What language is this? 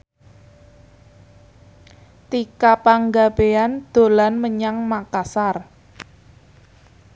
Javanese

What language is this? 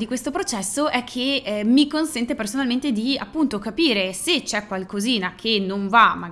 Italian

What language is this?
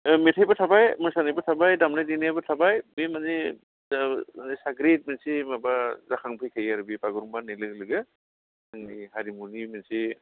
Bodo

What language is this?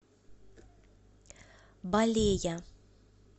Russian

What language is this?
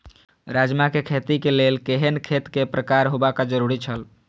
Maithili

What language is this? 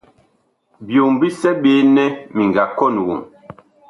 Bakoko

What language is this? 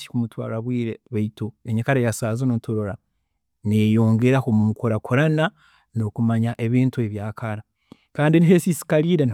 Tooro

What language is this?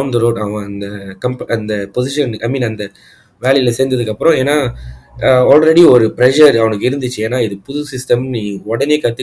Tamil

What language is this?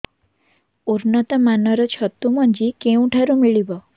Odia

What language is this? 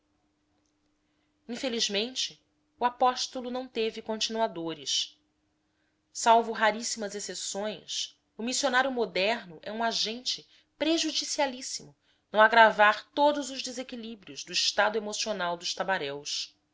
Portuguese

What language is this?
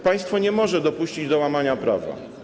Polish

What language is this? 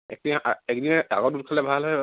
Assamese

